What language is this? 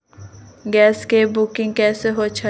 Magahi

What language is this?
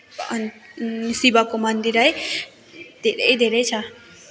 Nepali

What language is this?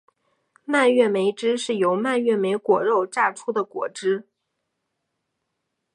Chinese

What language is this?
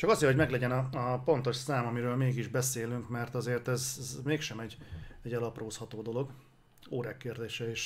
Hungarian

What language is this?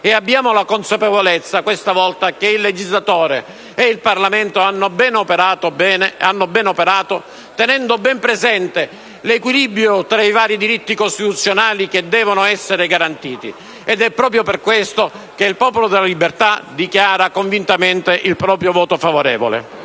Italian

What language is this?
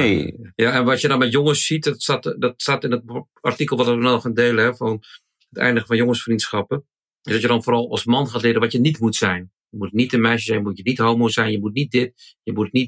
Dutch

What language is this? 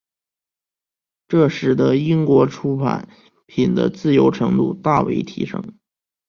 Chinese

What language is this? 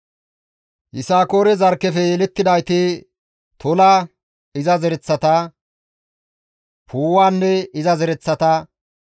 Gamo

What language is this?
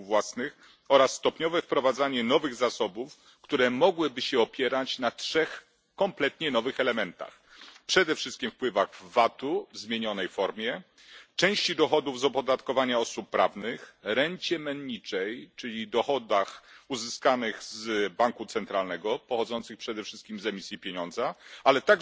Polish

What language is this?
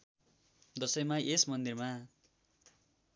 Nepali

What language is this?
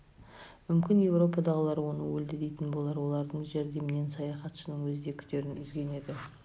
Kazakh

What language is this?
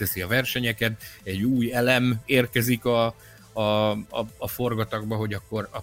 Hungarian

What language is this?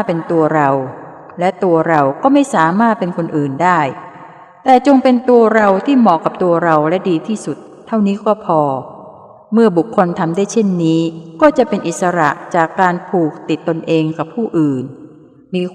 Thai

